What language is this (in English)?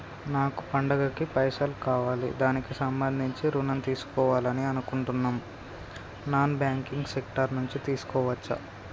Telugu